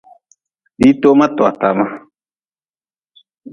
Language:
Nawdm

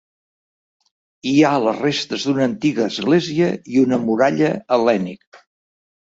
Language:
Catalan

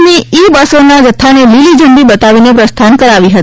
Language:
Gujarati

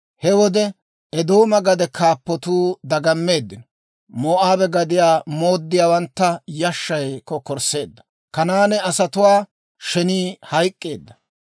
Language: Dawro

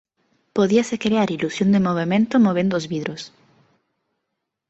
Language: Galician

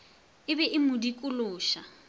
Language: Northern Sotho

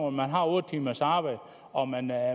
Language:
Danish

